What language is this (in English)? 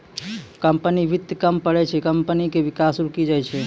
Maithili